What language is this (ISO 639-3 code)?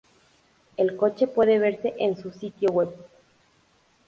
spa